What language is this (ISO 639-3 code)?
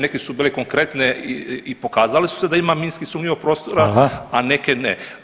hrv